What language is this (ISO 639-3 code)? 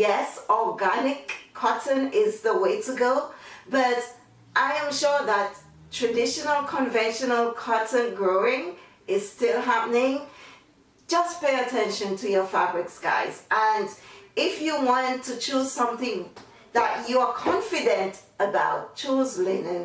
eng